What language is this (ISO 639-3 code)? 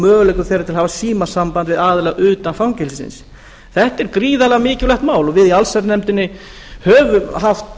isl